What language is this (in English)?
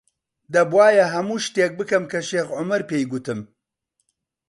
Central Kurdish